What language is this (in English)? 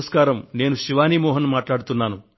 Telugu